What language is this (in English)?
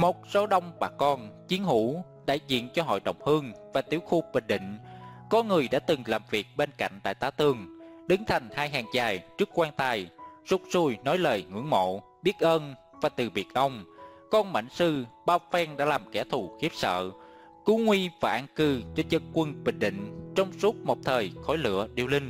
Vietnamese